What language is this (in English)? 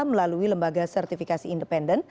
Indonesian